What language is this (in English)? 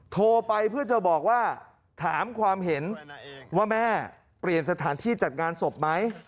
Thai